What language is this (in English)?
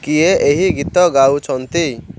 Odia